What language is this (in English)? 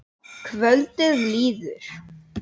Icelandic